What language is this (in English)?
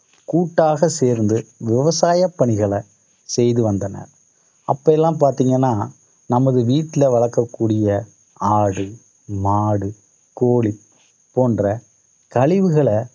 Tamil